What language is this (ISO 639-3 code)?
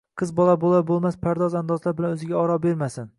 uzb